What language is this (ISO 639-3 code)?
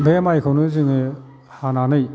brx